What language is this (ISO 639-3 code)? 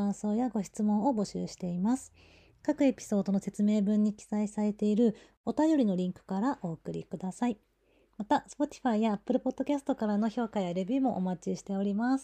jpn